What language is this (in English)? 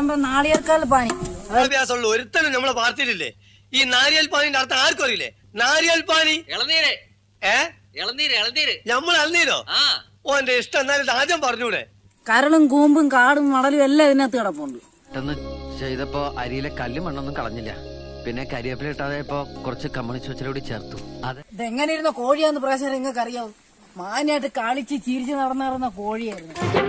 Malayalam